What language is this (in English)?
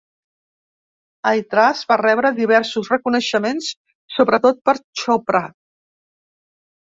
Catalan